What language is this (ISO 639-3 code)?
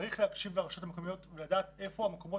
heb